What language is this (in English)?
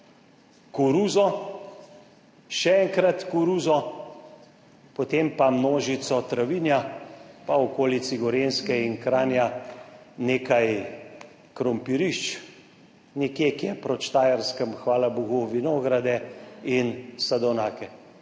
Slovenian